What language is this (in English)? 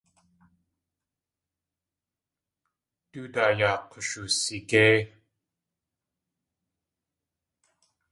Tlingit